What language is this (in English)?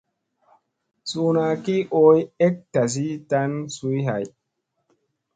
Musey